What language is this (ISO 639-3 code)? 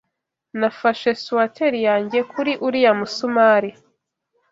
kin